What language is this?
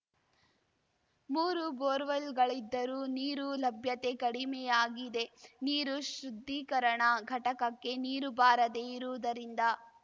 Kannada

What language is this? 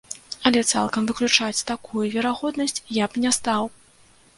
Belarusian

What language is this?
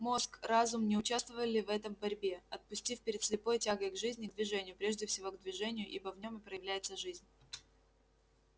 Russian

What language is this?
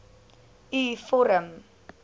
Afrikaans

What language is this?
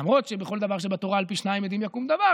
Hebrew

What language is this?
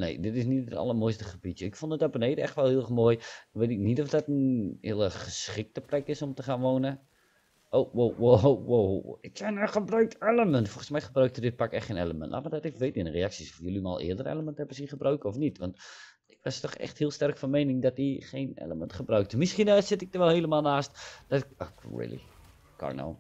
Dutch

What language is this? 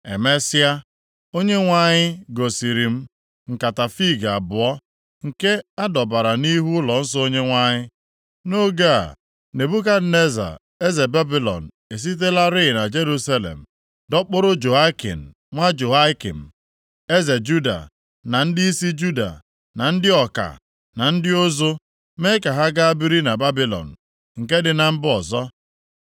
Igbo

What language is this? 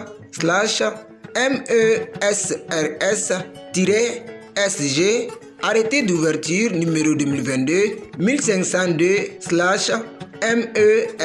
French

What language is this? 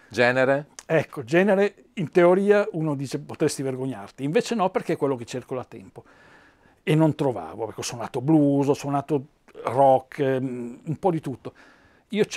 Italian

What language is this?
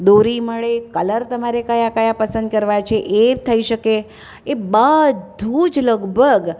Gujarati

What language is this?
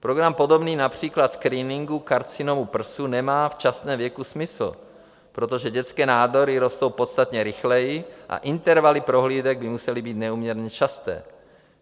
Czech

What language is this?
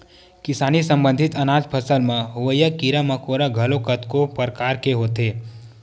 Chhattisgarhi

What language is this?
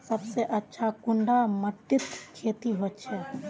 Magahi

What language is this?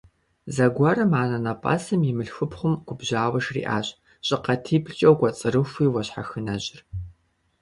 Kabardian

